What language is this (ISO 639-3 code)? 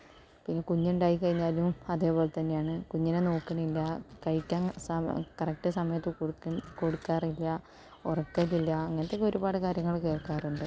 mal